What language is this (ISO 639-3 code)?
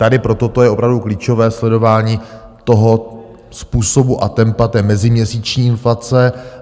ces